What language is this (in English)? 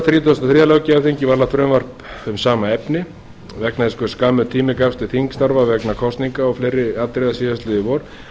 Icelandic